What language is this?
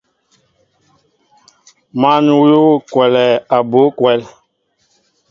Mbo (Cameroon)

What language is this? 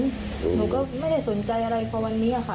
Thai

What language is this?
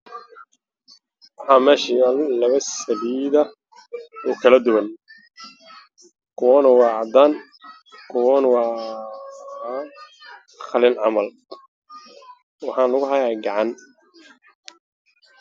Somali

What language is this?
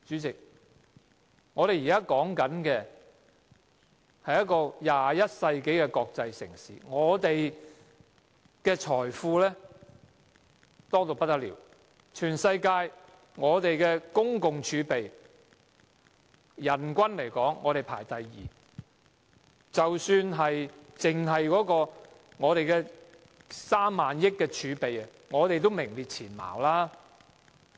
Cantonese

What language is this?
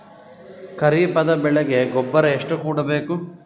Kannada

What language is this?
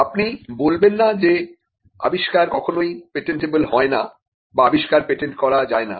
Bangla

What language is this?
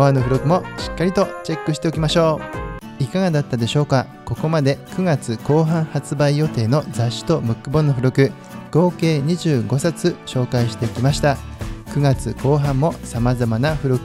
Japanese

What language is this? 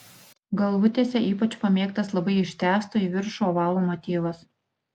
Lithuanian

